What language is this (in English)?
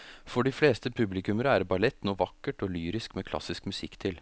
Norwegian